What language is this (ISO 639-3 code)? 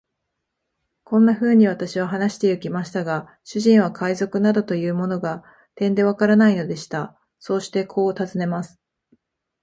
jpn